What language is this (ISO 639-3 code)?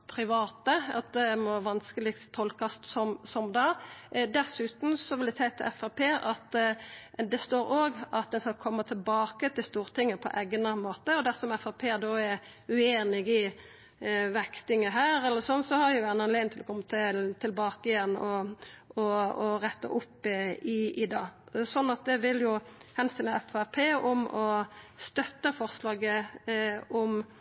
nno